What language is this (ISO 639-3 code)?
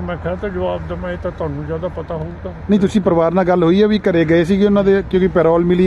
pan